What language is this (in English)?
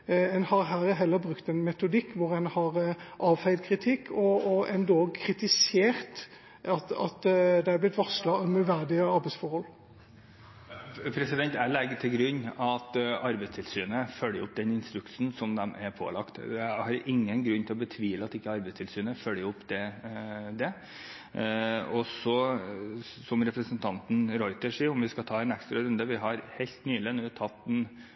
Norwegian Bokmål